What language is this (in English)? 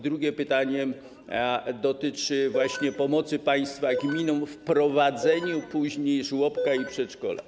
Polish